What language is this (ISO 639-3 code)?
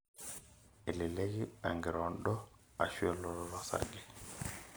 mas